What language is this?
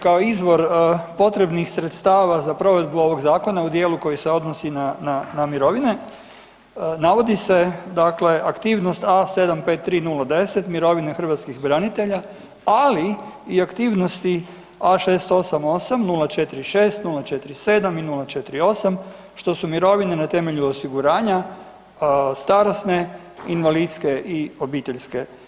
Croatian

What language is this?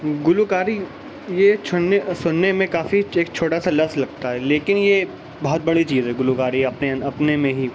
Urdu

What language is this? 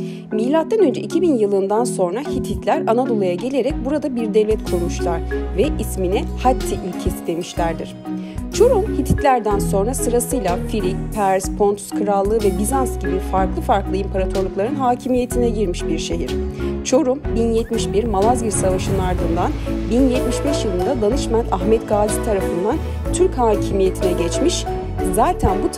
Turkish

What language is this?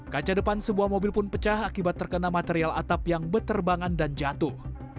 Indonesian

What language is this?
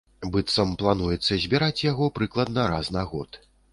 Belarusian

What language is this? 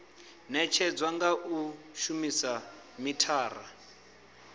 Venda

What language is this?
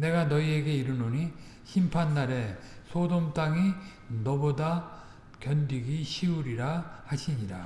Korean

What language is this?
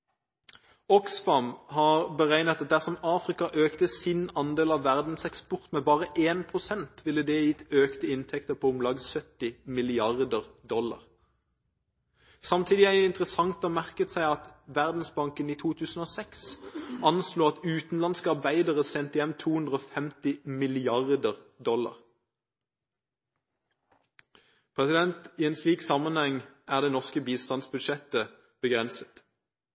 Norwegian Bokmål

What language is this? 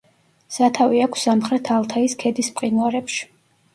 Georgian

